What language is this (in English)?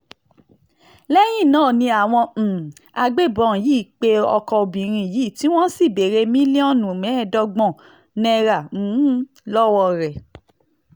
Yoruba